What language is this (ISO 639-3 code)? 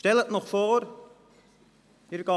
gsw